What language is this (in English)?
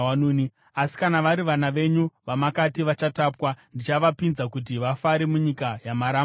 Shona